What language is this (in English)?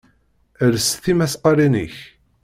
Kabyle